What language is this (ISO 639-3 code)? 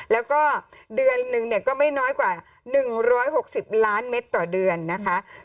tha